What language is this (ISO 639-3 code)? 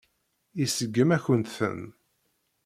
kab